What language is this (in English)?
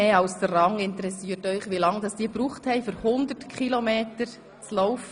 Swiss German